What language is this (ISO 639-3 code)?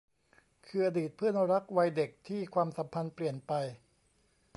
tha